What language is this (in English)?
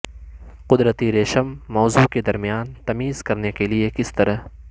Urdu